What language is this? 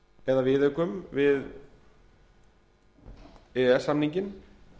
Icelandic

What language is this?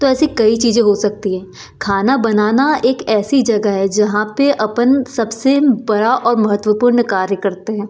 Hindi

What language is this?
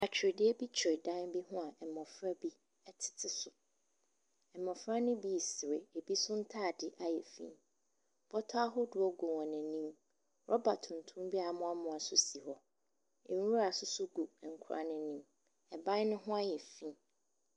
Akan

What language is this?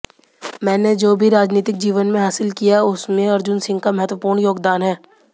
Hindi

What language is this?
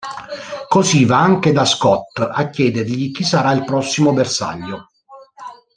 Italian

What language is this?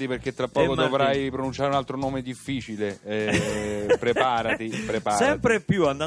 Italian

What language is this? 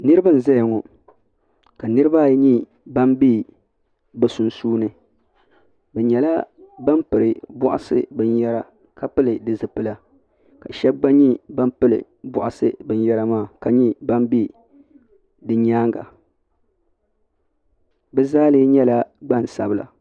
Dagbani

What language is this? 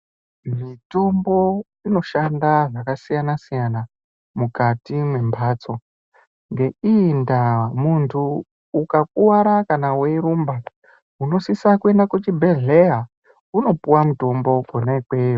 Ndau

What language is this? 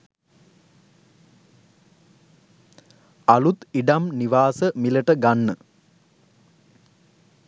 Sinhala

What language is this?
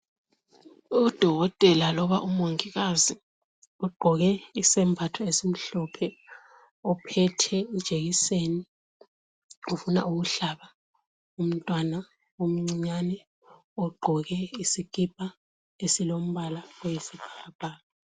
North Ndebele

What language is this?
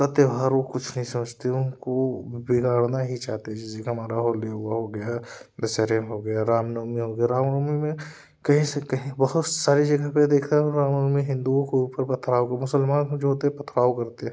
Hindi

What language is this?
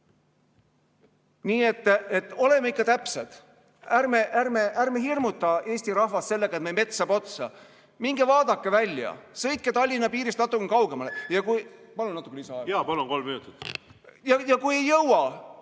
Estonian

